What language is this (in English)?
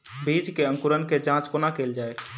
Maithili